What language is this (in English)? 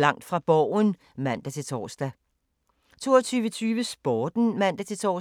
Danish